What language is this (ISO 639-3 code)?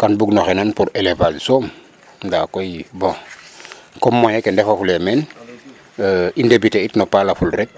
srr